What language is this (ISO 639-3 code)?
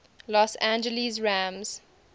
eng